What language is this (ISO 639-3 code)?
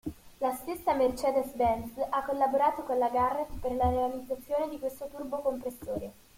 ita